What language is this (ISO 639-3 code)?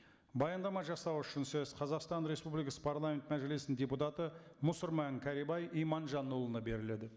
kaz